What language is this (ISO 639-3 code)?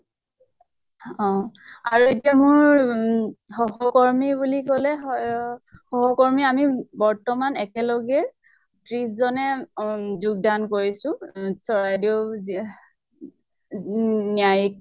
asm